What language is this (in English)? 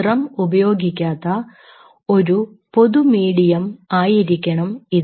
Malayalam